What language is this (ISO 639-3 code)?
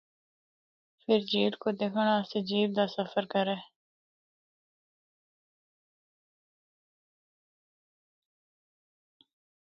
hno